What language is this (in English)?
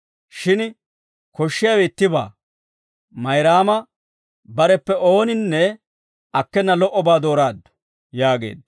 Dawro